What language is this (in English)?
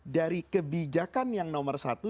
Indonesian